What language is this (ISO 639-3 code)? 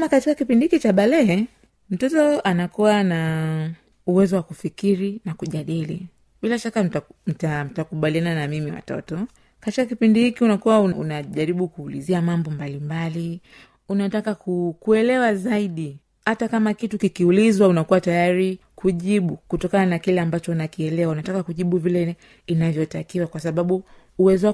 swa